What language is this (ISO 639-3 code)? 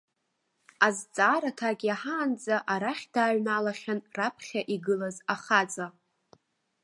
abk